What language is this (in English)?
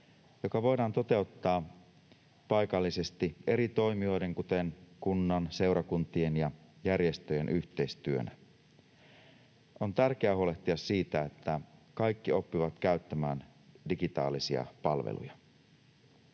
Finnish